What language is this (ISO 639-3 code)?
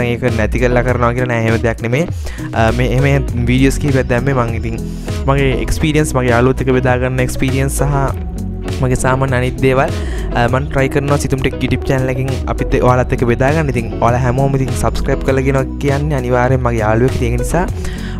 ind